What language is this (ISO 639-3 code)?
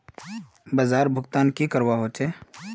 mag